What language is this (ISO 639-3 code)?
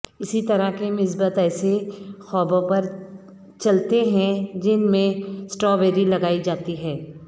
urd